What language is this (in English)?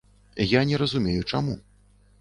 Belarusian